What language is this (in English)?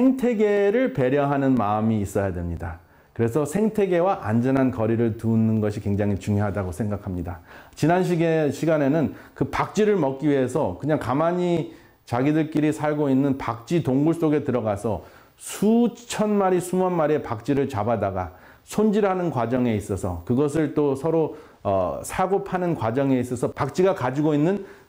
Korean